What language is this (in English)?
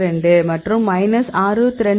Tamil